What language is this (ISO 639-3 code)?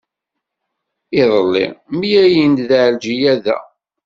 kab